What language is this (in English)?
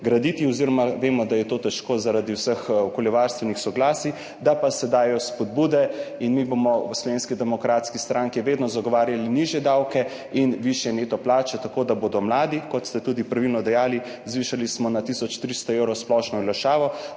Slovenian